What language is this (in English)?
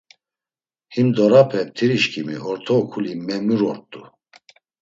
Laz